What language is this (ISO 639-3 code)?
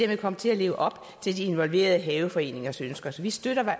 dan